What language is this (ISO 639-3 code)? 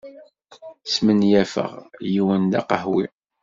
kab